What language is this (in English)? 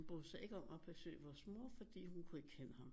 Danish